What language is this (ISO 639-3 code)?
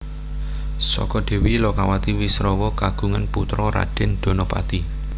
jav